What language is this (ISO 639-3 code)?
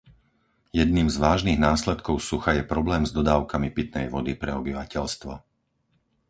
slk